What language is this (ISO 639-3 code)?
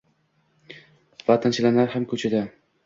uzb